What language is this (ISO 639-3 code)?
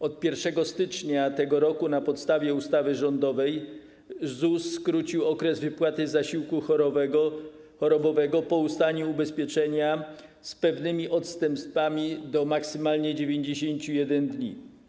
pol